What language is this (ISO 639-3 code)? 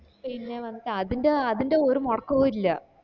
mal